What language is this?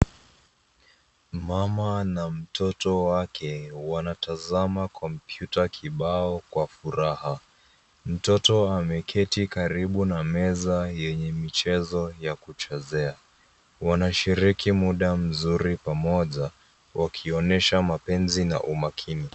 Swahili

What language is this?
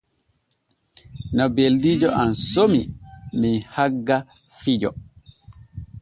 Borgu Fulfulde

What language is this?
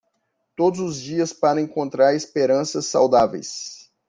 Portuguese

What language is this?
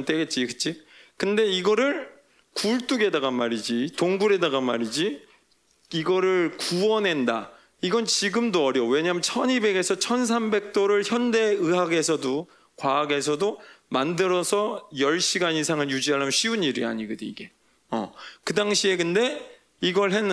Korean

